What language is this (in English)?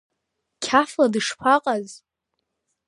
Abkhazian